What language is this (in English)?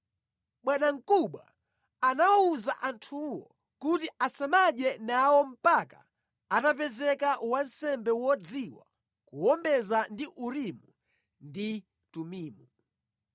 Nyanja